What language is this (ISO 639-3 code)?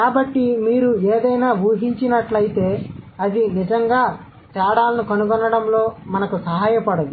tel